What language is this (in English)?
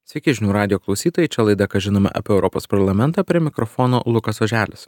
Lithuanian